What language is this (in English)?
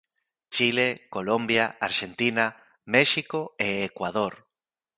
Galician